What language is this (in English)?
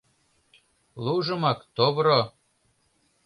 Mari